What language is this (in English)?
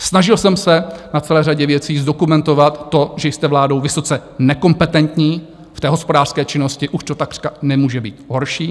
Czech